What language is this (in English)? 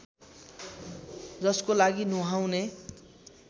Nepali